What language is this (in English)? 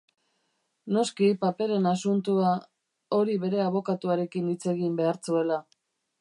Basque